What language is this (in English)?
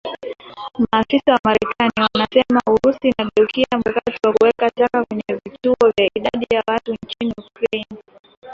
Swahili